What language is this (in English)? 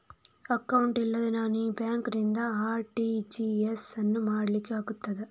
Kannada